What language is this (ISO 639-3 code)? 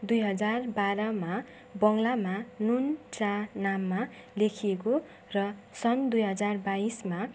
nep